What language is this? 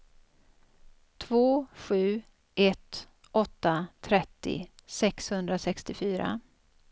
Swedish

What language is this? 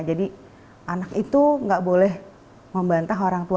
Indonesian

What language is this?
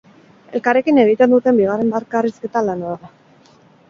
Basque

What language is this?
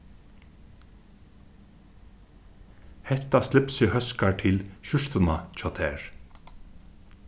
Faroese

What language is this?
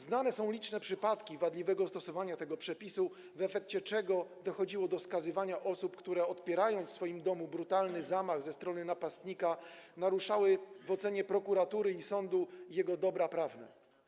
Polish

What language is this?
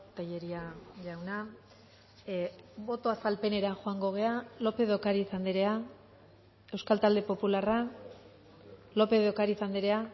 Basque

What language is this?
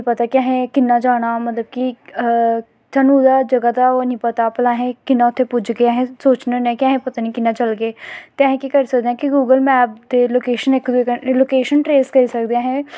Dogri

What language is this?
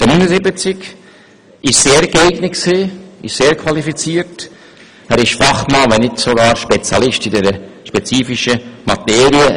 Swiss German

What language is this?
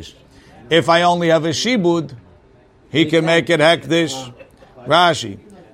English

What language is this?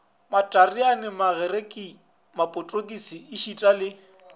Northern Sotho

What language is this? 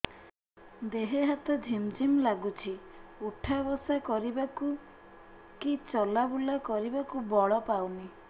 Odia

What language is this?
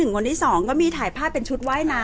Thai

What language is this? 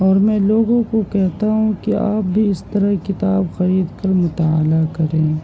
Urdu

